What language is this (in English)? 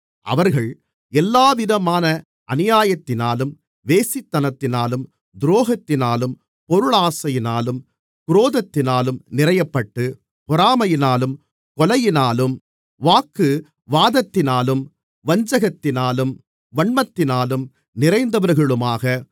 Tamil